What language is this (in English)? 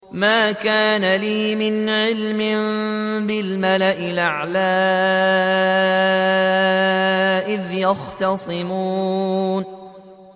Arabic